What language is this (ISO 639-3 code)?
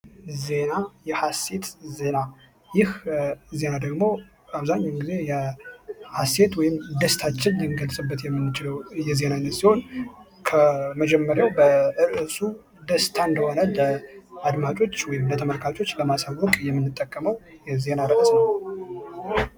amh